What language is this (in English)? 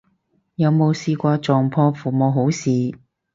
Cantonese